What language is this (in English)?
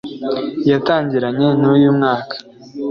Kinyarwanda